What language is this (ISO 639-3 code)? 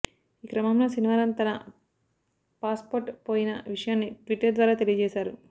tel